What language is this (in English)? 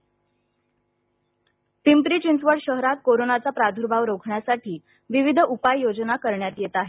Marathi